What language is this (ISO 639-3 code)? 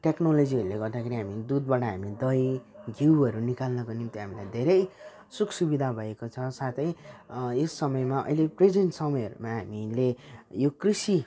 nep